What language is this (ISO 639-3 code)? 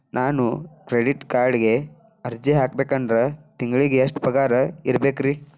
kan